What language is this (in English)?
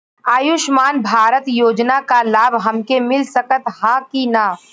Bhojpuri